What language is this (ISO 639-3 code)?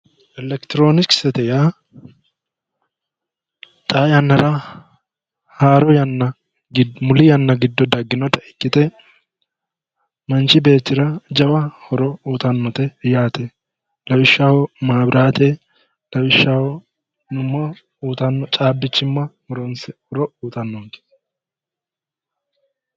sid